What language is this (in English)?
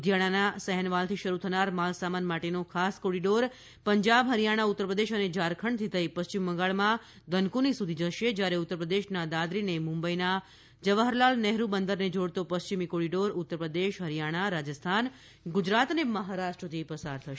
Gujarati